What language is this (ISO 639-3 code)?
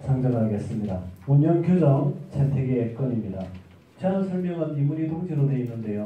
kor